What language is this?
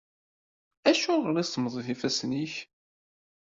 Kabyle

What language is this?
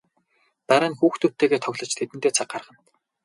Mongolian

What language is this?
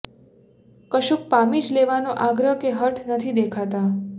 Gujarati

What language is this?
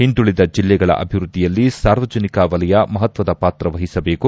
Kannada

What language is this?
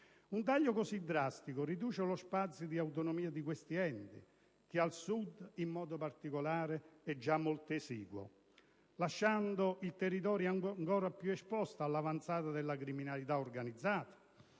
Italian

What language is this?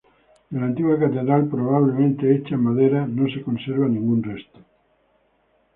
Spanish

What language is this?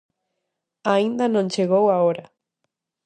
Galician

